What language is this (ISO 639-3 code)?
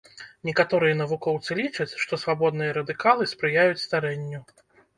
bel